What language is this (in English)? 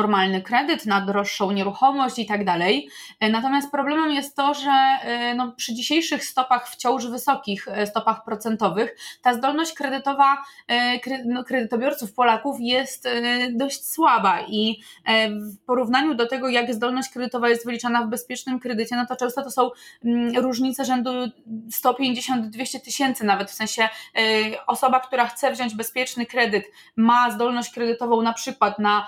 Polish